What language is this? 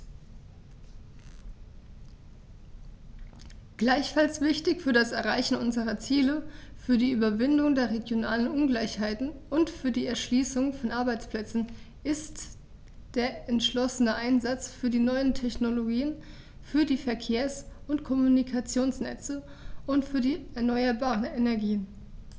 German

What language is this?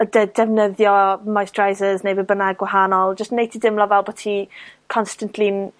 Welsh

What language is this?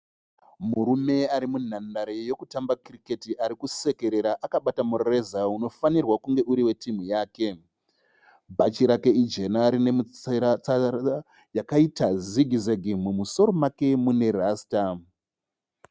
Shona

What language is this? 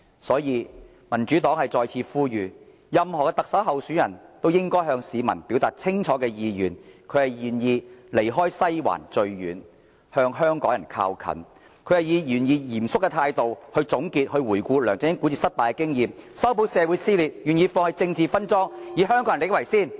Cantonese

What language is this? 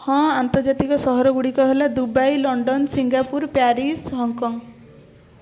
Odia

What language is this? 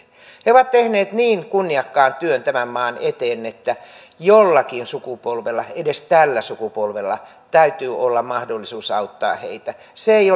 Finnish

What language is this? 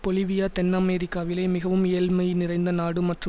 Tamil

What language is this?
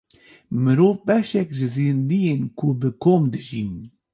Kurdish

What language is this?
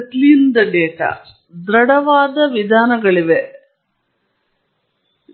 Kannada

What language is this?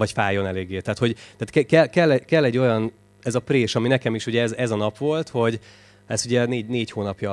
Hungarian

